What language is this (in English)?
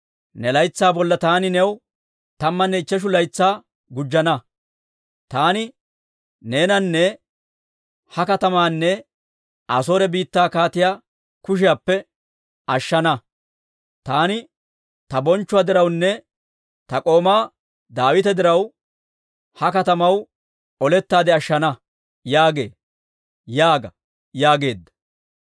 Dawro